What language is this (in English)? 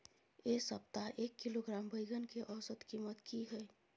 Maithili